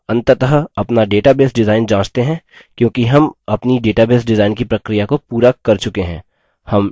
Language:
Hindi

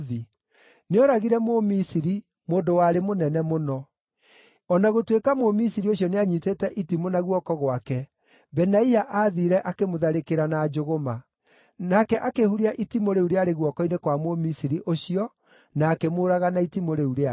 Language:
Kikuyu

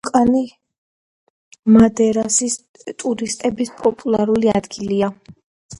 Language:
Georgian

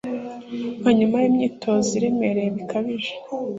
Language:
Kinyarwanda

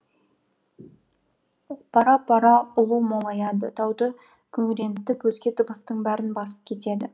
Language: Kazakh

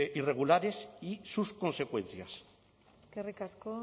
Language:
Spanish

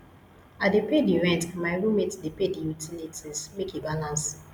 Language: Nigerian Pidgin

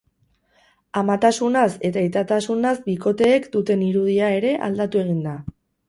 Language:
Basque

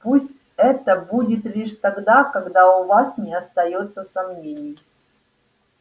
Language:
Russian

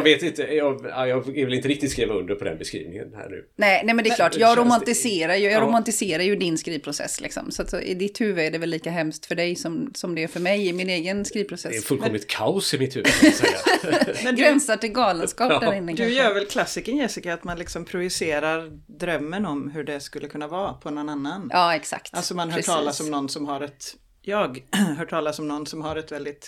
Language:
Swedish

